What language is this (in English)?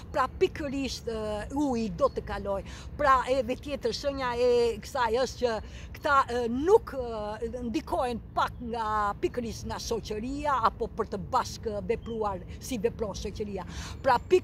Romanian